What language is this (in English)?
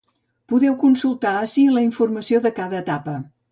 Catalan